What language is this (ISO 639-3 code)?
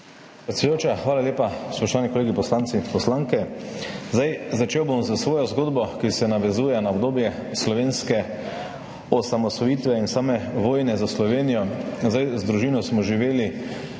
slv